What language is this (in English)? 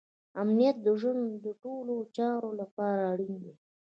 Pashto